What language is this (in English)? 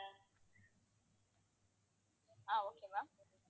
Tamil